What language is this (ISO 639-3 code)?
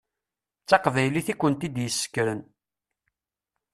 kab